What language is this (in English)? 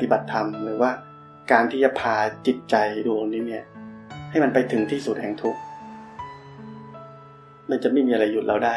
Thai